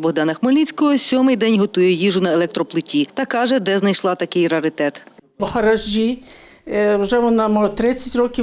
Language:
Ukrainian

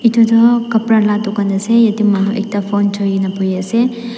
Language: Naga Pidgin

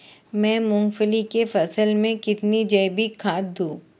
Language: Hindi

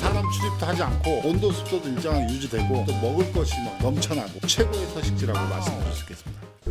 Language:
Korean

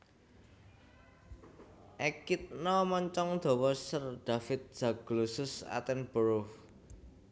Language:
Javanese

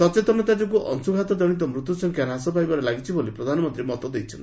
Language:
Odia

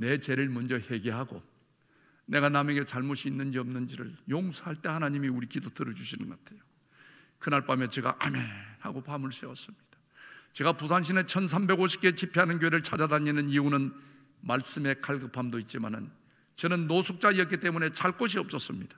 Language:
Korean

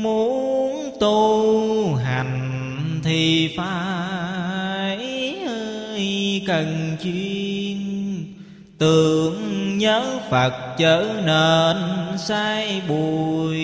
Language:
Vietnamese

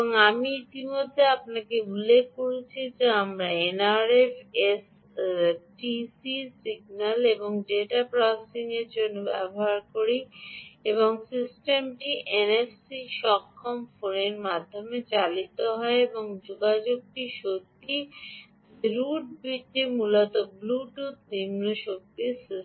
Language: Bangla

